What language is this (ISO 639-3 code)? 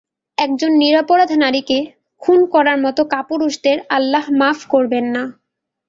ben